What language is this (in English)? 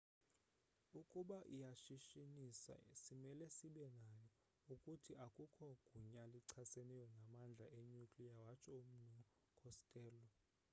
Xhosa